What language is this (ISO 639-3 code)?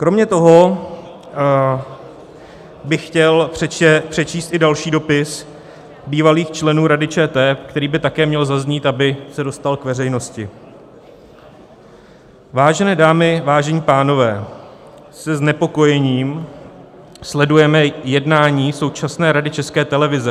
ces